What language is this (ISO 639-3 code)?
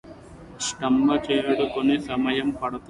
tel